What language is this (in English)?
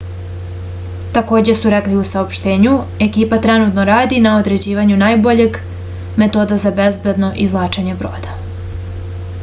Serbian